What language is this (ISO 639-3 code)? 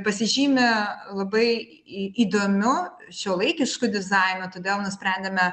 lit